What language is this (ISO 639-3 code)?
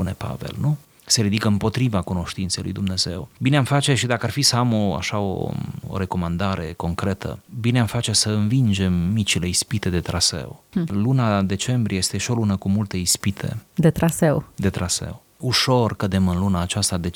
ron